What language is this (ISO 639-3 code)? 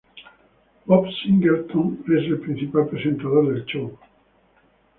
spa